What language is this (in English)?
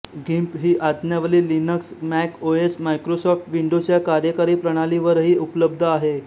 Marathi